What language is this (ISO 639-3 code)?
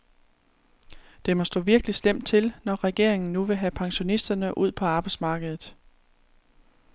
dan